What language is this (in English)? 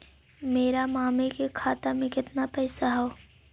Magahi